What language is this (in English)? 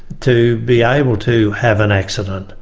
English